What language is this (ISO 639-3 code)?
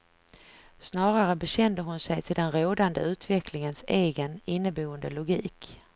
swe